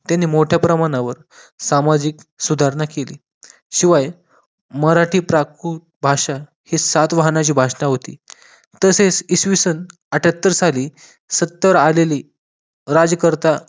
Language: Marathi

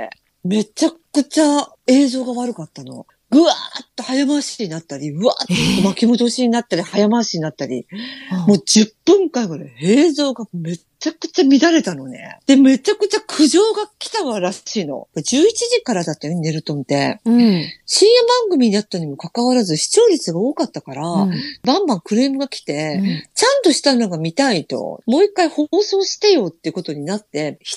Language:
Japanese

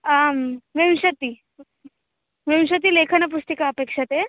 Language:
Sanskrit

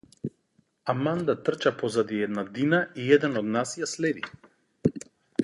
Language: Macedonian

